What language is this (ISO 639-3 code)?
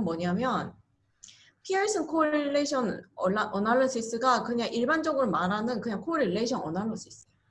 kor